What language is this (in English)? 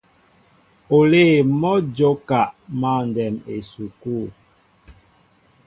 Mbo (Cameroon)